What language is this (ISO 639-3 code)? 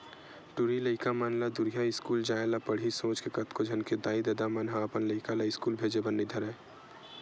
hne